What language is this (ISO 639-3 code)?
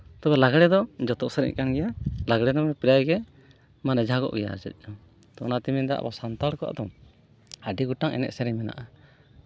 sat